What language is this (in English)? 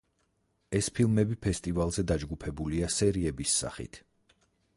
Georgian